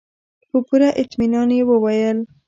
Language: Pashto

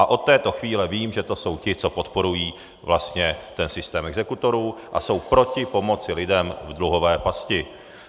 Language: Czech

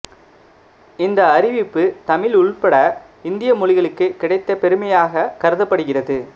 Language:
Tamil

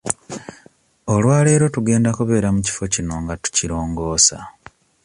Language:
Ganda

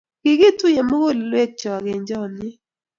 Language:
Kalenjin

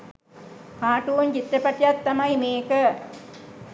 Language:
Sinhala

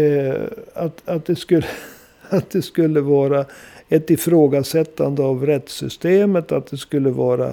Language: Swedish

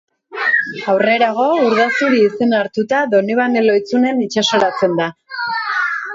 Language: Basque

